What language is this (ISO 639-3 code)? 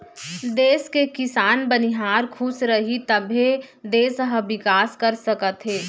hne